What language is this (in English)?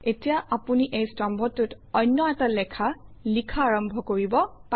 Assamese